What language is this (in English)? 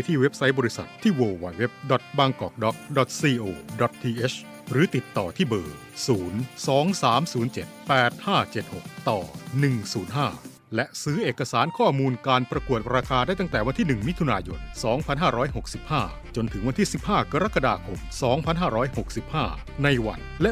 Thai